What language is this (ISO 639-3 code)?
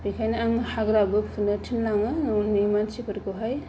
brx